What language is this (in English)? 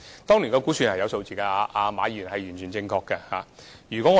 Cantonese